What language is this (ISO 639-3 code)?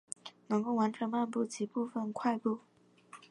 zho